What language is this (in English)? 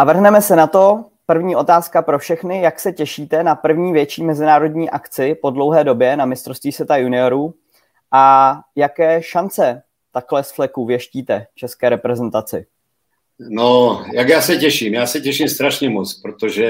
Czech